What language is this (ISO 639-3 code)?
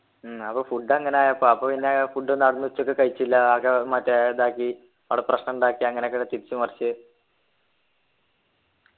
mal